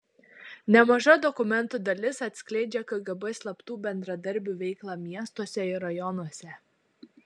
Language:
Lithuanian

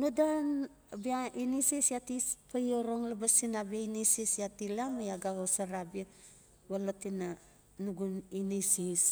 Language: Notsi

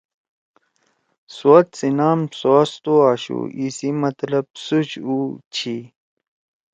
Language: Torwali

